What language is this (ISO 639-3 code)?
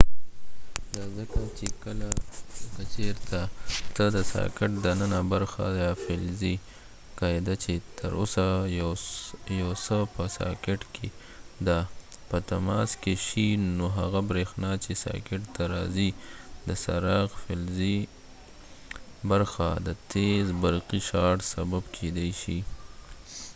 pus